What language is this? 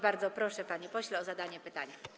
Polish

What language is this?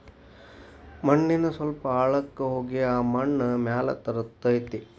Kannada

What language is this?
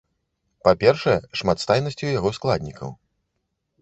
Belarusian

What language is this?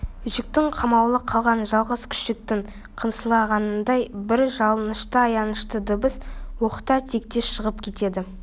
Kazakh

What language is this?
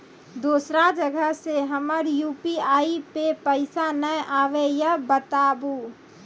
Maithili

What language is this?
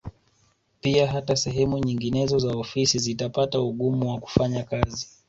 Swahili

